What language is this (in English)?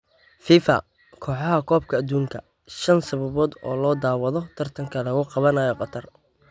Somali